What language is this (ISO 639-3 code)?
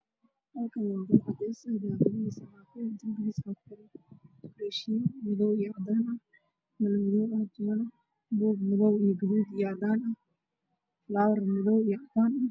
som